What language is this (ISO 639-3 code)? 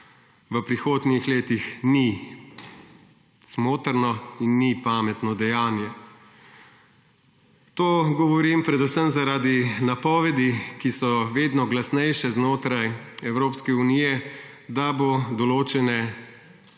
slv